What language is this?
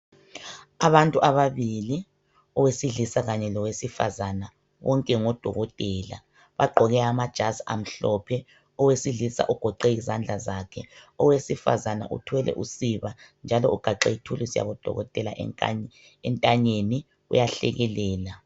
North Ndebele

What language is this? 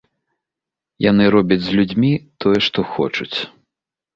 Belarusian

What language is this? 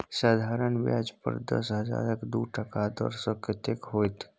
Maithili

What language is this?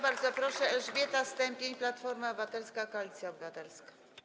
Polish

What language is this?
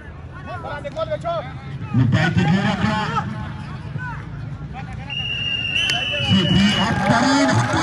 Arabic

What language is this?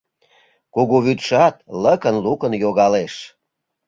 Mari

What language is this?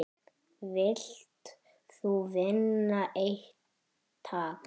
Icelandic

